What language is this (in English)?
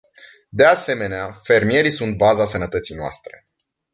Romanian